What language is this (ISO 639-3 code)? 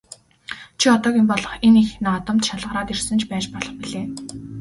mon